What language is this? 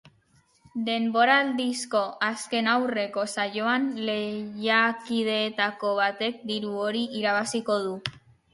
Basque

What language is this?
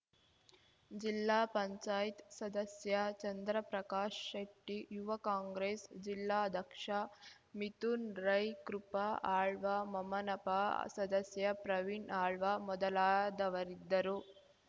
Kannada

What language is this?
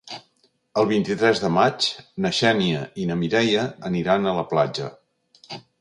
Catalan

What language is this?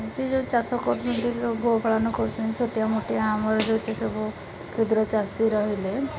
Odia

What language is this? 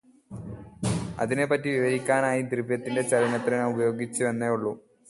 Malayalam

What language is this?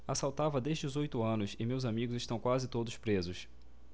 Portuguese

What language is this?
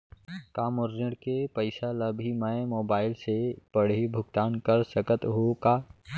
Chhattisgarhi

